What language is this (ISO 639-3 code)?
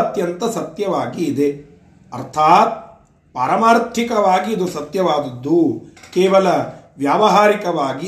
kan